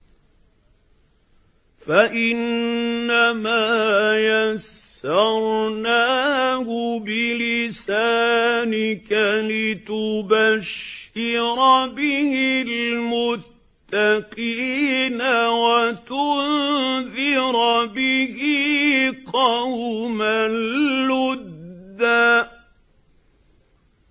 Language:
Arabic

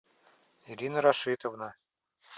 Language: Russian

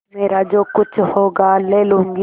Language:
Hindi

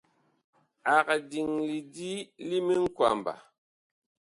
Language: Bakoko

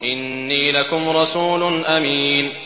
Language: Arabic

